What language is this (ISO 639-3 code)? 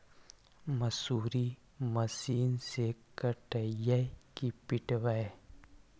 mag